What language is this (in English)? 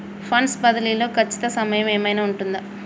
Telugu